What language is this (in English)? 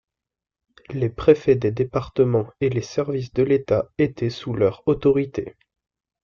French